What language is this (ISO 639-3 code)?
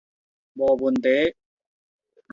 nan